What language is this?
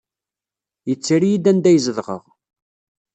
Kabyle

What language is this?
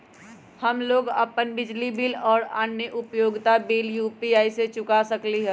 Magahi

